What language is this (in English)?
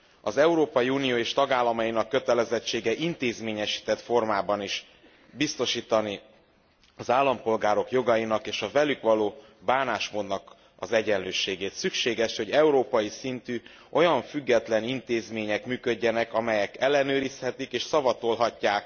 Hungarian